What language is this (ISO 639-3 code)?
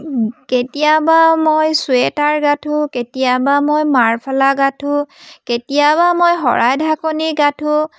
asm